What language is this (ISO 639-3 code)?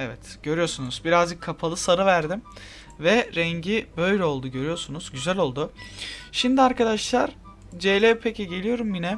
tur